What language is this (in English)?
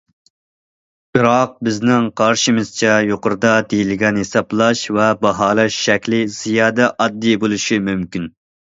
Uyghur